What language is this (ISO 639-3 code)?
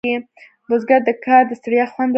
pus